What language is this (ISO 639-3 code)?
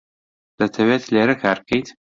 ckb